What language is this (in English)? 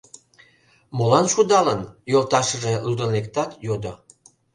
Mari